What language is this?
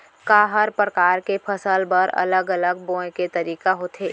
Chhattisgarhi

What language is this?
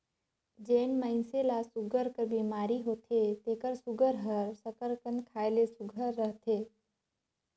Chhattisgarhi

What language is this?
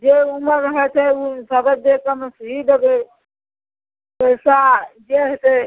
Maithili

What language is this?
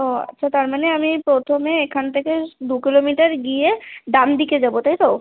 Bangla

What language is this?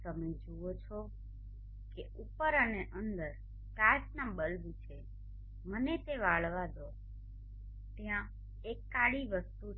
Gujarati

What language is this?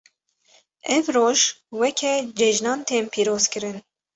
Kurdish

